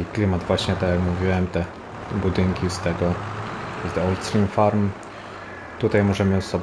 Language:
Polish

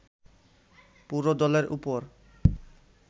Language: Bangla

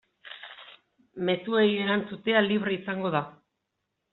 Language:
Basque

